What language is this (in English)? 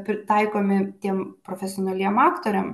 Lithuanian